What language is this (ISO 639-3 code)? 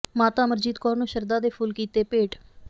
pan